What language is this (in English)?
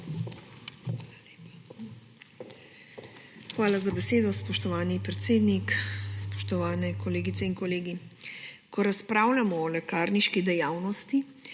Slovenian